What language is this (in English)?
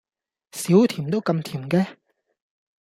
Cantonese